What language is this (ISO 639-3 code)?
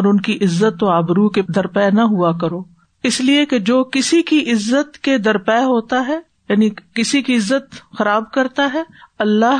urd